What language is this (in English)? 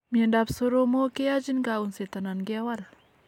Kalenjin